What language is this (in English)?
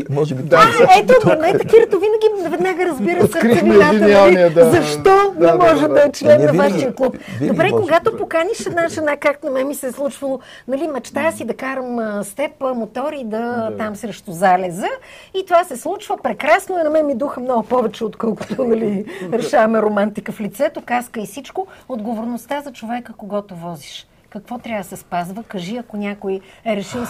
Bulgarian